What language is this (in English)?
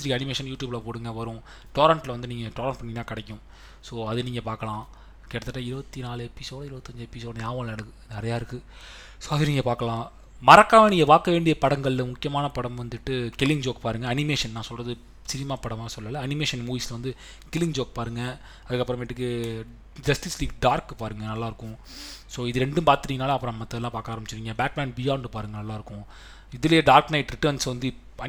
Tamil